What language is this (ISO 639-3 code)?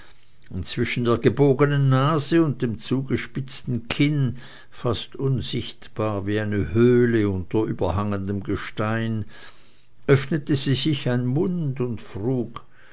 deu